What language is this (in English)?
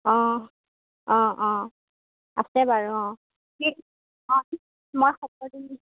Assamese